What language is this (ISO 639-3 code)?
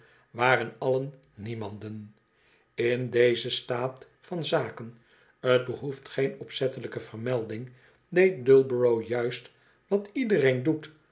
nld